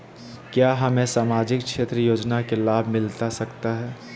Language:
Magahi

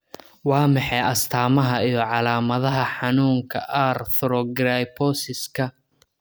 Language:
Somali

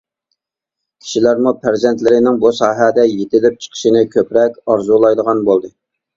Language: Uyghur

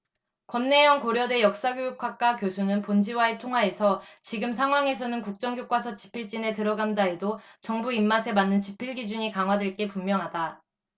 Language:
Korean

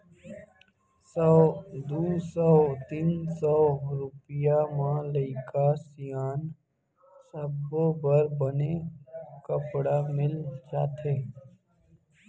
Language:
Chhattisgarhi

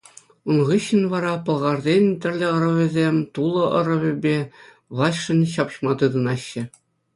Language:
Chuvash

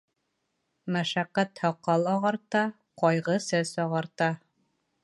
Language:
Bashkir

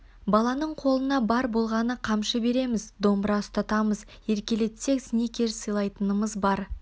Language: Kazakh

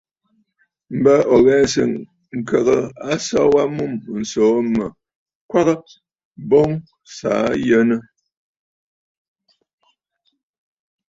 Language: Bafut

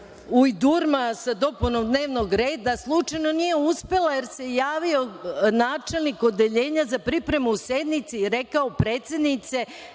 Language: Serbian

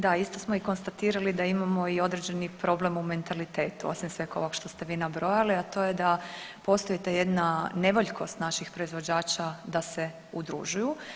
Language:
Croatian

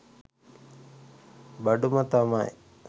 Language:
Sinhala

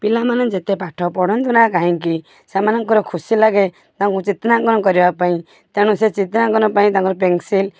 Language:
Odia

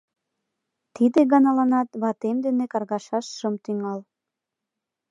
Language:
Mari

